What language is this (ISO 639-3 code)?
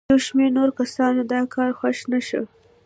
pus